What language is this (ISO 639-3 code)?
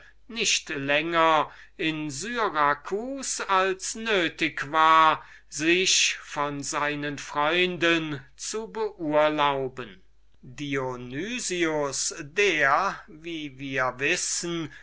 deu